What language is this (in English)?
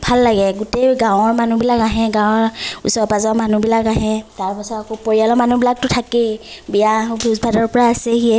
Assamese